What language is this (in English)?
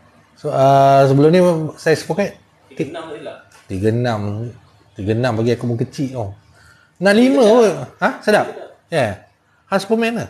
Malay